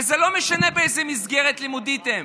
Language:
Hebrew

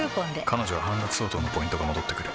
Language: Japanese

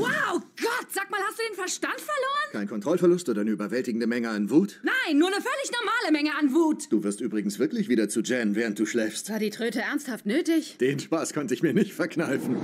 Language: German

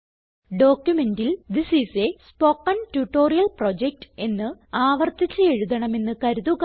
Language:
Malayalam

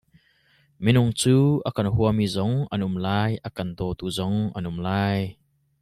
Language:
Hakha Chin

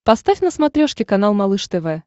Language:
Russian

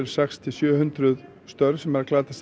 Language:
Icelandic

